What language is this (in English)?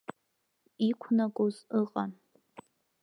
Abkhazian